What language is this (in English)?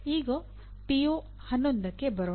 Kannada